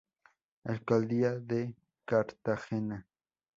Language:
Spanish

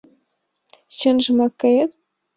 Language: Mari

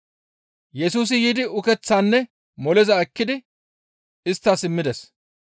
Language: Gamo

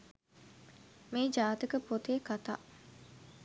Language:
Sinhala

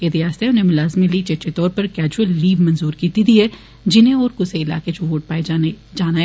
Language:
Dogri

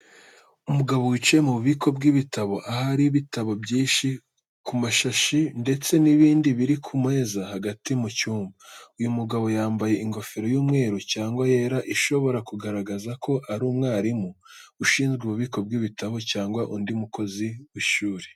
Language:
Kinyarwanda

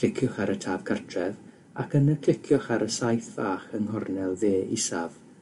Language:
Welsh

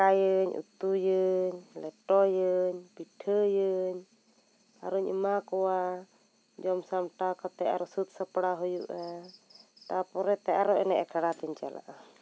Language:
Santali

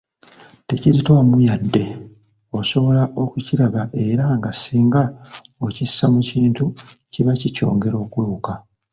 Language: Ganda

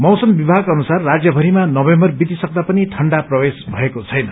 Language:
Nepali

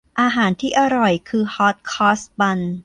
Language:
Thai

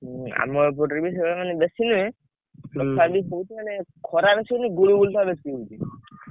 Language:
Odia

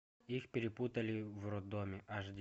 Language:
Russian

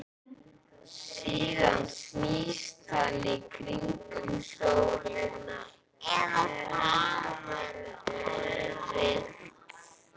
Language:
Icelandic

